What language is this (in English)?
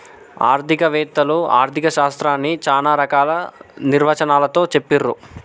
Telugu